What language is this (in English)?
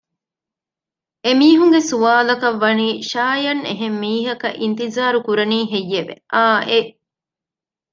Divehi